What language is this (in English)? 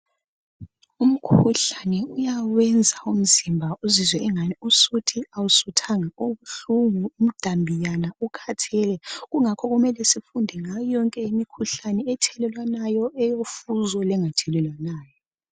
North Ndebele